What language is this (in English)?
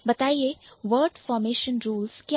Hindi